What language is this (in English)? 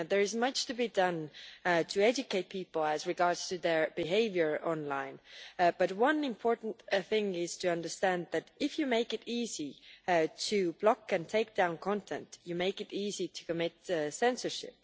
English